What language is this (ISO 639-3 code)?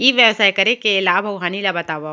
hne